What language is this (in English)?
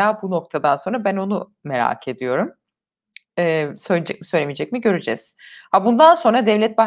Turkish